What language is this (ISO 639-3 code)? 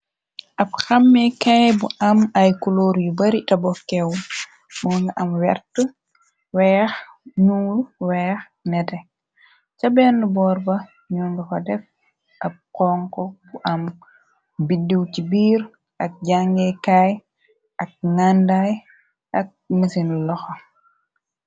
wol